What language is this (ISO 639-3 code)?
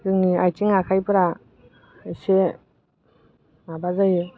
brx